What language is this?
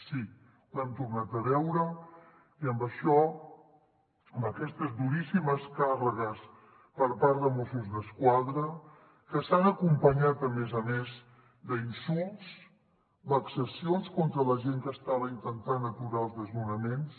Catalan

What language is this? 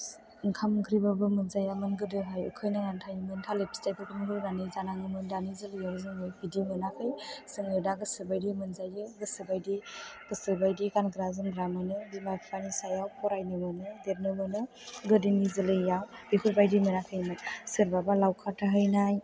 Bodo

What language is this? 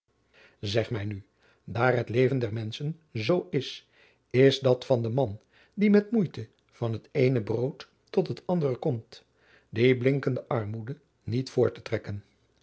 Dutch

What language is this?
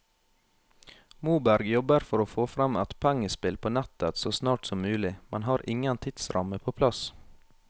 Norwegian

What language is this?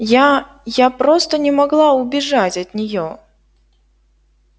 Russian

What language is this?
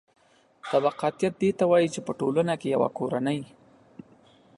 Pashto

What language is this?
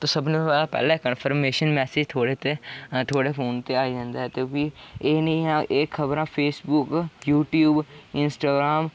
Dogri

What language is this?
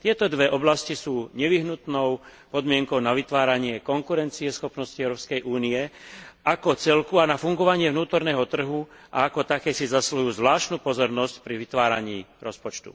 Slovak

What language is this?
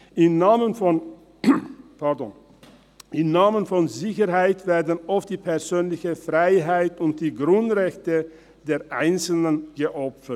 Swiss German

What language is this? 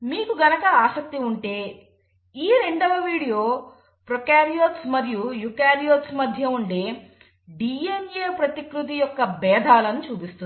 Telugu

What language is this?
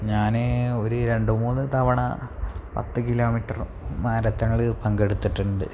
Malayalam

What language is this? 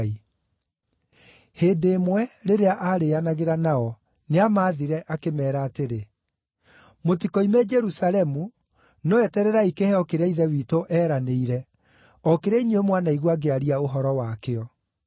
Kikuyu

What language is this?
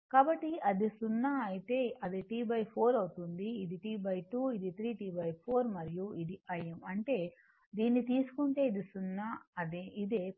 Telugu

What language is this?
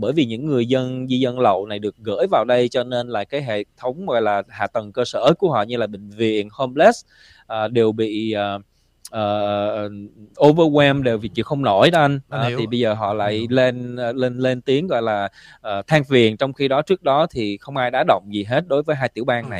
Vietnamese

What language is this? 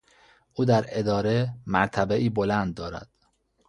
Persian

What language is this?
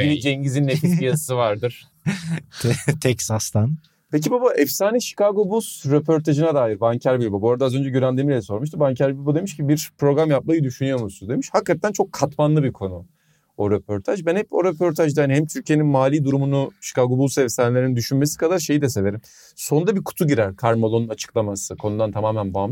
Turkish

